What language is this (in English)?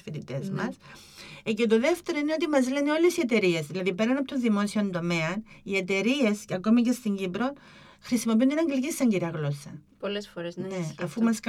Greek